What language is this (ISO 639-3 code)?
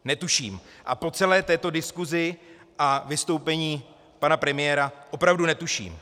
ces